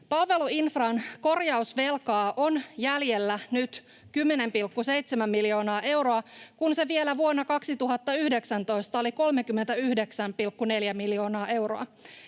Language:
Finnish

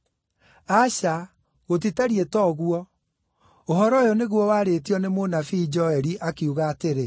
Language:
Kikuyu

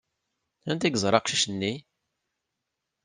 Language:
Kabyle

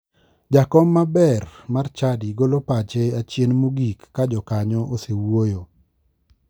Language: Luo (Kenya and Tanzania)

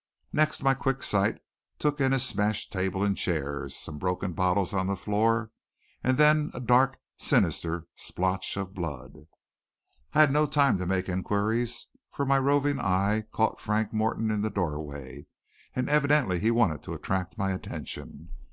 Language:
English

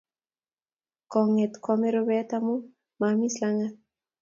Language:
Kalenjin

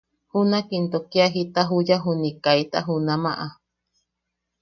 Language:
Yaqui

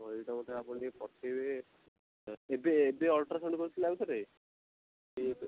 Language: Odia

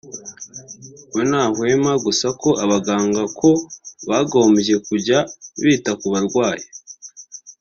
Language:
Kinyarwanda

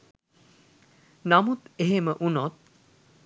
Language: Sinhala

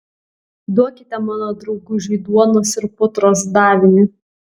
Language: Lithuanian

